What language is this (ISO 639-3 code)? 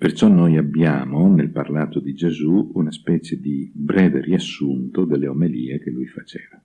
ita